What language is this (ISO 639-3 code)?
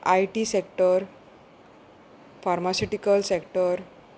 kok